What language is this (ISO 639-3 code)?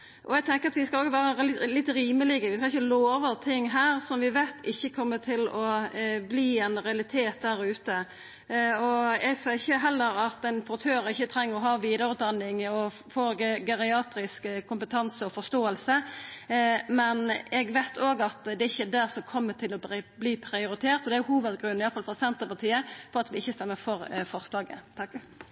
nno